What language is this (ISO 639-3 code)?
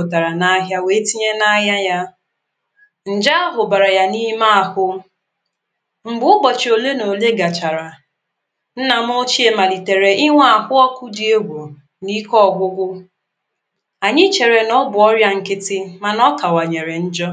ibo